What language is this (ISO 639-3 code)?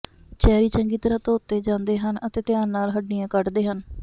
pan